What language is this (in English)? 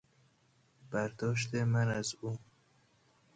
Persian